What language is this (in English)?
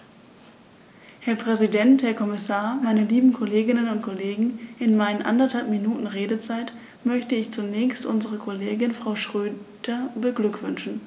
German